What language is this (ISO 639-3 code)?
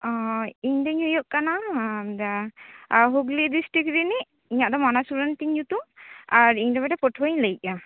sat